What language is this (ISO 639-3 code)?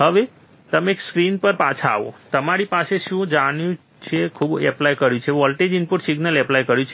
guj